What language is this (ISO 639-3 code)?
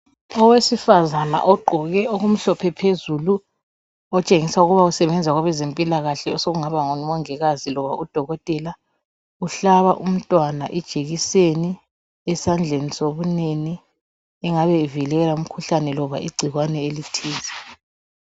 nde